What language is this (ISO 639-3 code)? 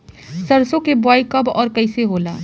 bho